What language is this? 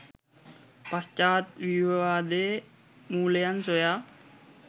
Sinhala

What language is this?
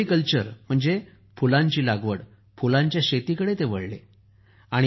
Marathi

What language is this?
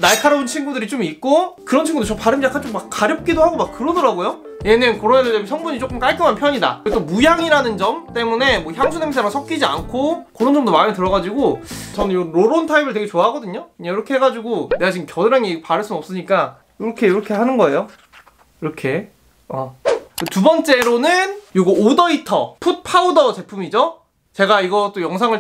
Korean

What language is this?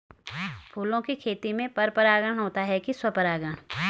Hindi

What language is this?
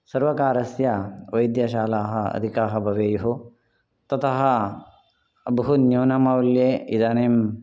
Sanskrit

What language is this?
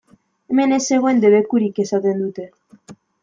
Basque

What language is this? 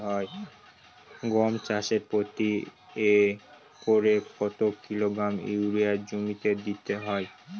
Bangla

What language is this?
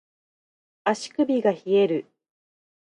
Japanese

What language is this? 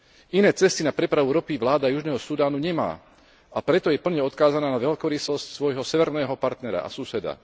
Slovak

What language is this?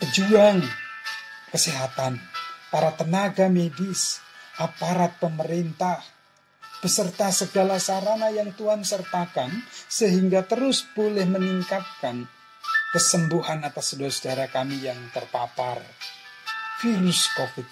Indonesian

